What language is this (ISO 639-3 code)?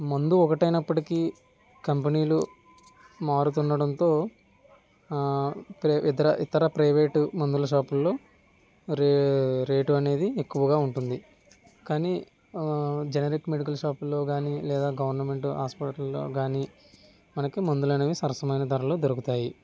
tel